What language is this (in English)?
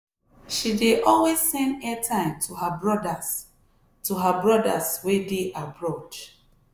Nigerian Pidgin